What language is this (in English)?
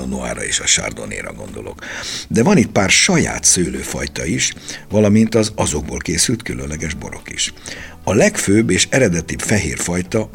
Hungarian